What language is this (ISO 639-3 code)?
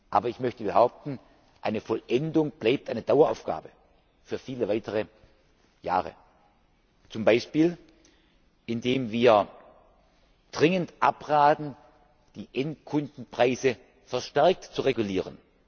deu